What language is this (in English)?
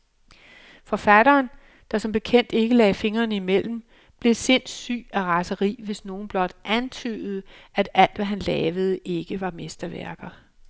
Danish